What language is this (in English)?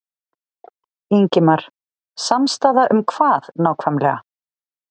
Icelandic